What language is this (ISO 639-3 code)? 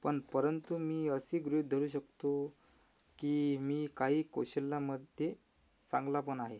mar